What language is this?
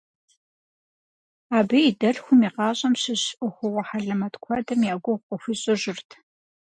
Kabardian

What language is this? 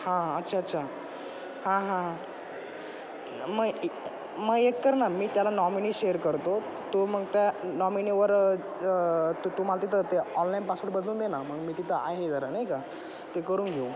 Marathi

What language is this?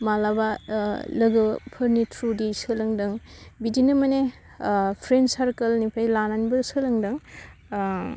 Bodo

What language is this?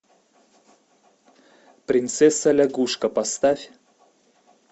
Russian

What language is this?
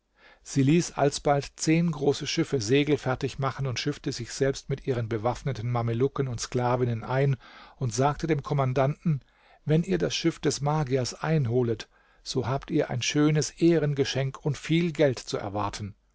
German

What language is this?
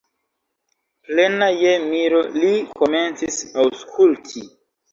Esperanto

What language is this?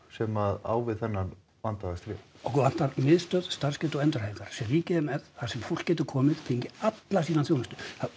Icelandic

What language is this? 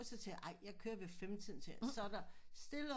Danish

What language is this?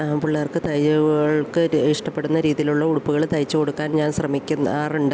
Malayalam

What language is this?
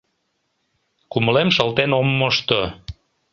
Mari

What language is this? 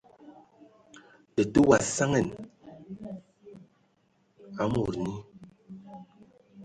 Ewondo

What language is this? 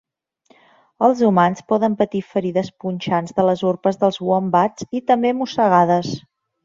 Catalan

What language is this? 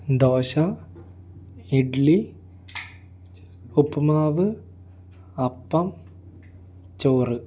Malayalam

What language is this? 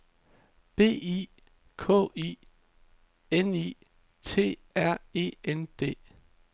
Danish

